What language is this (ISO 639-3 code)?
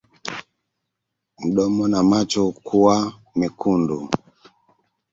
swa